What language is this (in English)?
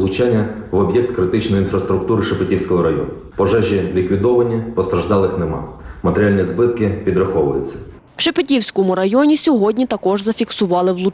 Ukrainian